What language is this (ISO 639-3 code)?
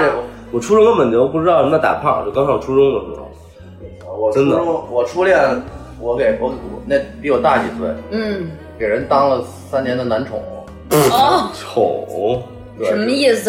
zho